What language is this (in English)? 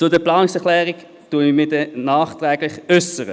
Swiss German